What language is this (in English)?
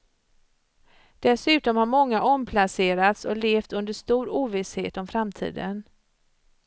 Swedish